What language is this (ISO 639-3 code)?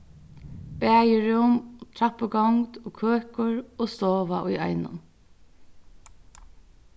fao